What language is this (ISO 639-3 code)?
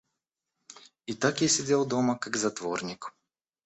rus